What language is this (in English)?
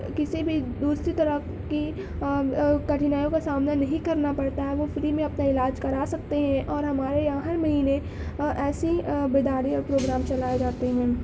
Urdu